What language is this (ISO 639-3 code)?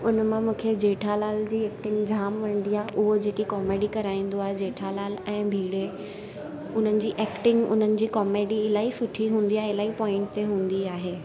snd